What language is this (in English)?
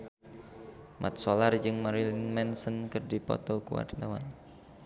Sundanese